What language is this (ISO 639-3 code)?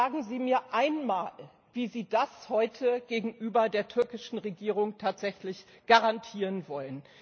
deu